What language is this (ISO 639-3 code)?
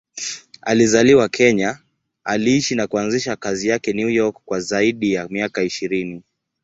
swa